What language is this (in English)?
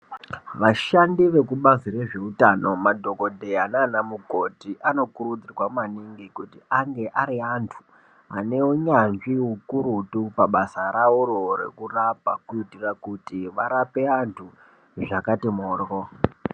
Ndau